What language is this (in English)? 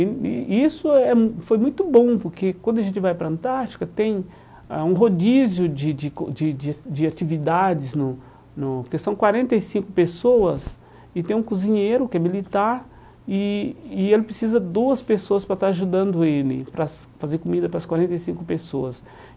Portuguese